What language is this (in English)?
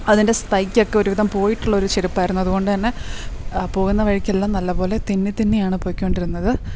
Malayalam